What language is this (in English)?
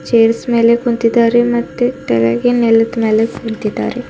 Kannada